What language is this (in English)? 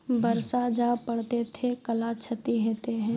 Maithili